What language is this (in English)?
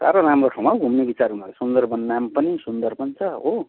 Nepali